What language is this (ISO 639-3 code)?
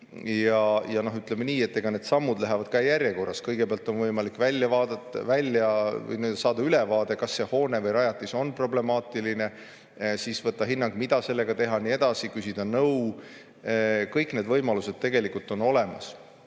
est